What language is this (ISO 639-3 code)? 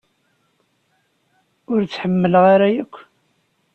kab